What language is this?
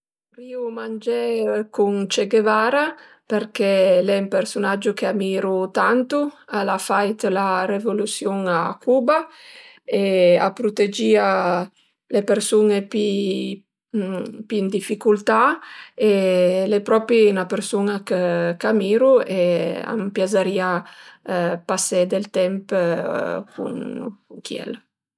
Piedmontese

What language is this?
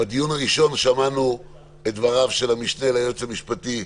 Hebrew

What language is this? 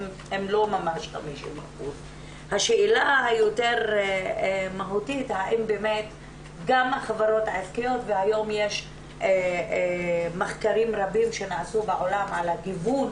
Hebrew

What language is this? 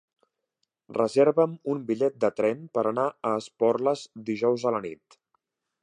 Catalan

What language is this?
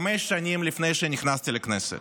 Hebrew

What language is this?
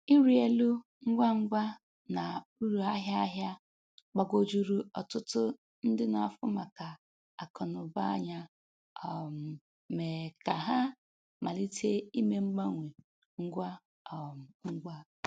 Igbo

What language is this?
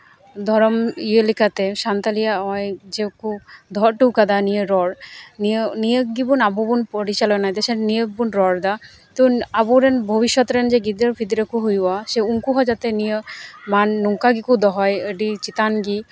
Santali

